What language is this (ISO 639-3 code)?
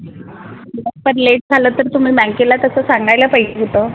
mar